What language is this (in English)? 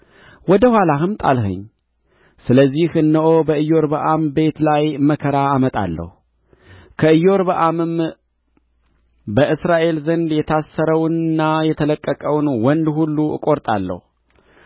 Amharic